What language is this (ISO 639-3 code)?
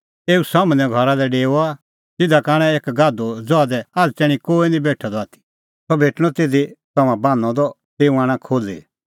kfx